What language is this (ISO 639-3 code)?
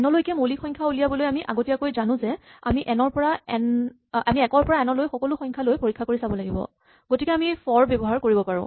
asm